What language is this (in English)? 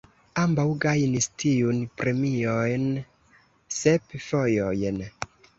Esperanto